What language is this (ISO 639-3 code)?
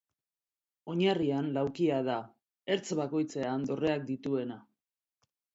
eus